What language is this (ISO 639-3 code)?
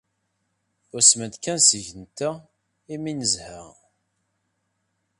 kab